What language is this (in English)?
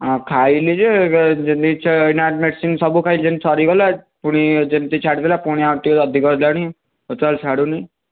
Odia